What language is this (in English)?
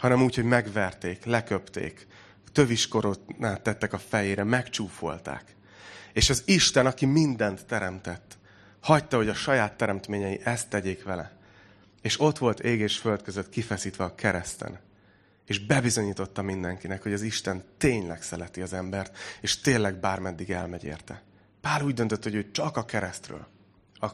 Hungarian